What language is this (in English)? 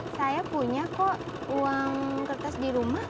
Indonesian